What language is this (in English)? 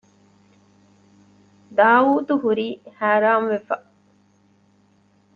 Divehi